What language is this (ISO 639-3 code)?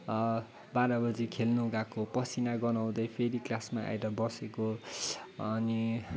nep